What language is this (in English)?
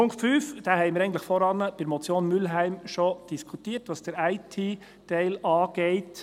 Swiss German